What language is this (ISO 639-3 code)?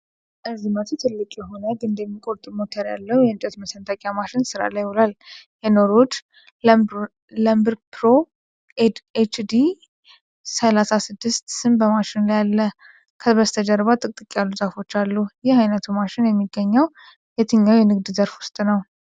amh